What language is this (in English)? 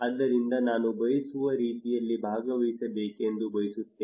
Kannada